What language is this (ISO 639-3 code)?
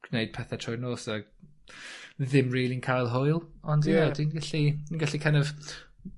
cym